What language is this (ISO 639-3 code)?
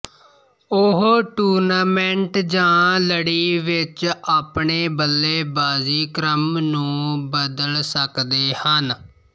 pan